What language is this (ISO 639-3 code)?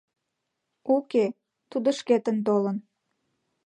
chm